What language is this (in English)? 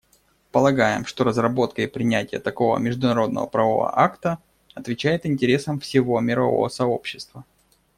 Russian